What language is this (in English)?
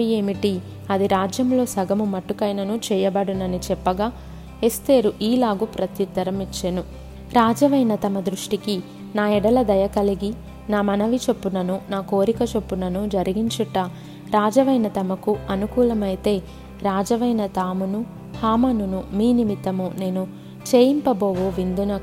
Telugu